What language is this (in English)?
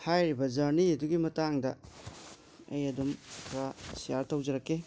Manipuri